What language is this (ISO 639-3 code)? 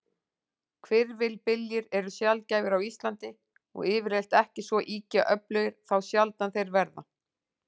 isl